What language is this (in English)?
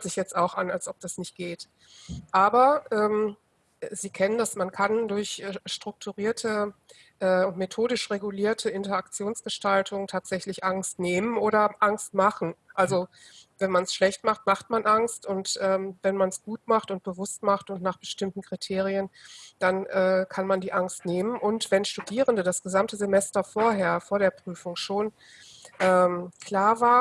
German